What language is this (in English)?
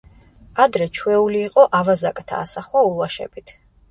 Georgian